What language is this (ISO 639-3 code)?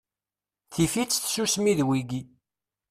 kab